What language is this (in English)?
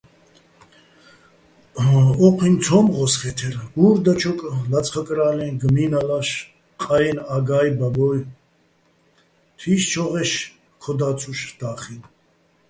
Bats